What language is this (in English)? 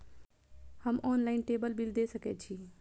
Maithili